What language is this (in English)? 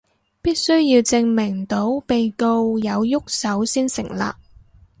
Cantonese